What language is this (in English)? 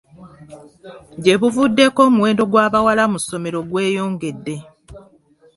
Ganda